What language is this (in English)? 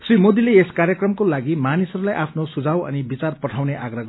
Nepali